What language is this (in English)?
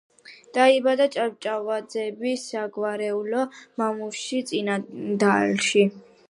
Georgian